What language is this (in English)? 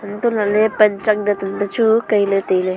Wancho Naga